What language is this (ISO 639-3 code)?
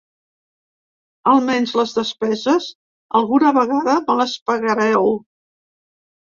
cat